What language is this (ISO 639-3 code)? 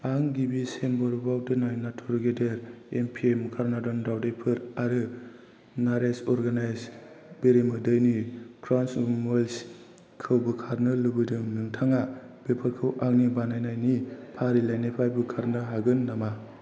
brx